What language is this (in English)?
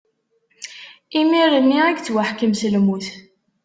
Kabyle